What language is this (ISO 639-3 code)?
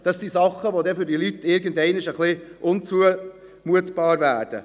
gsw